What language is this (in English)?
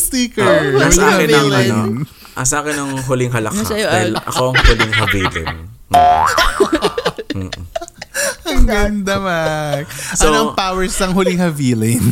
Filipino